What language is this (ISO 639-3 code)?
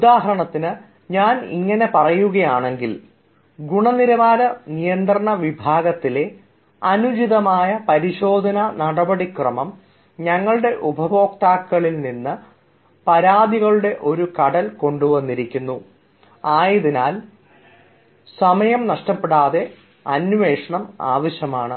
mal